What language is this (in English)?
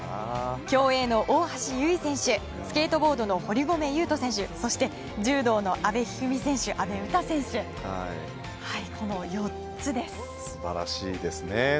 Japanese